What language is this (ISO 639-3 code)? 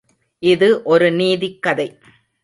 tam